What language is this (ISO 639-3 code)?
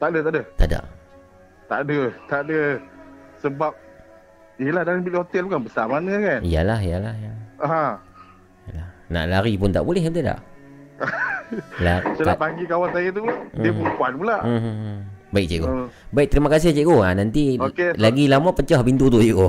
msa